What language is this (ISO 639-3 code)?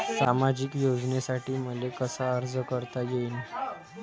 mar